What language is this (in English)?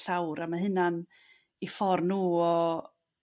Welsh